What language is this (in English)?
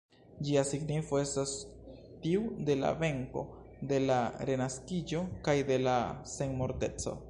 Esperanto